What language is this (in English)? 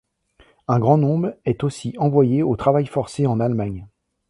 French